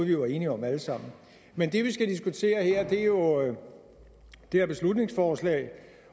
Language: Danish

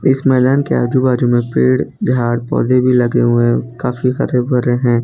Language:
Hindi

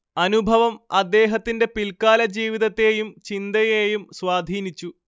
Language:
Malayalam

